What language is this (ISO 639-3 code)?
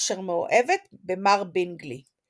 heb